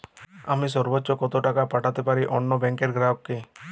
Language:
Bangla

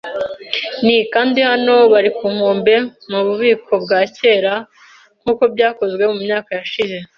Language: Kinyarwanda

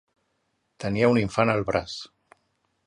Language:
Catalan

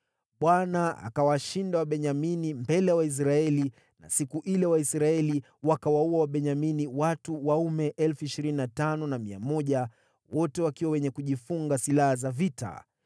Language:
Swahili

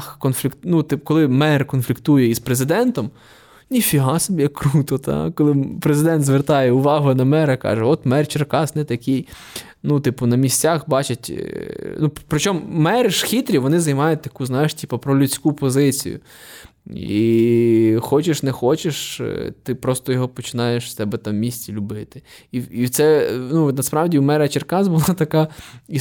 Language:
Ukrainian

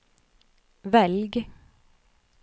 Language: Norwegian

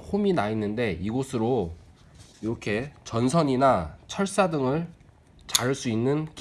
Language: Korean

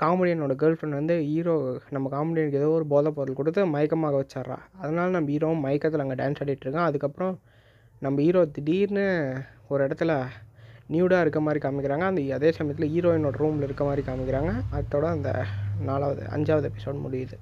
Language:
Tamil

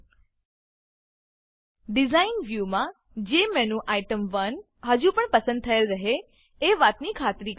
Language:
Gujarati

